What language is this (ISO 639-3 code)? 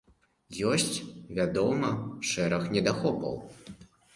bel